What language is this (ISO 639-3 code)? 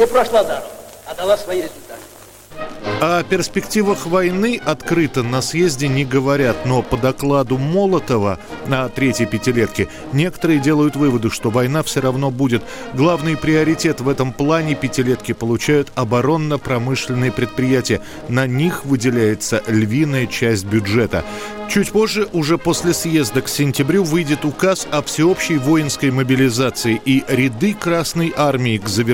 rus